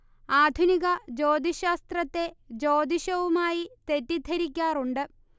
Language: Malayalam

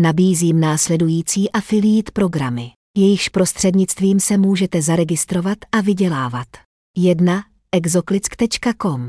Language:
Czech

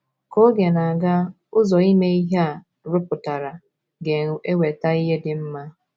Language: Igbo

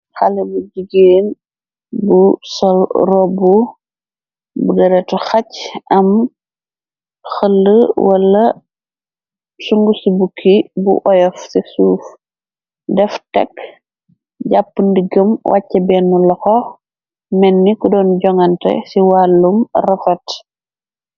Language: Wolof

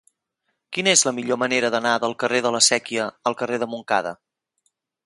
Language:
Catalan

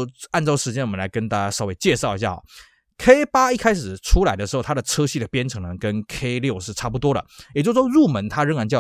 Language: Chinese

